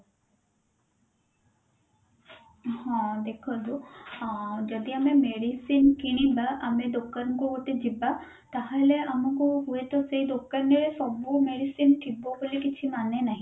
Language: Odia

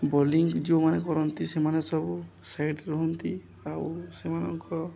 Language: Odia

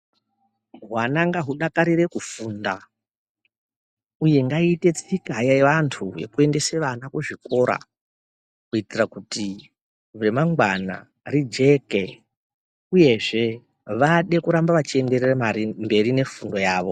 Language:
Ndau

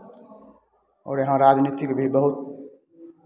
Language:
Hindi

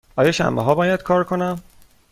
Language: Persian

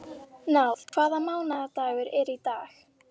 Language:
Icelandic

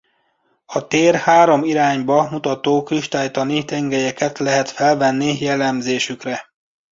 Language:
Hungarian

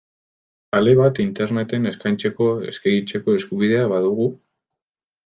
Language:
Basque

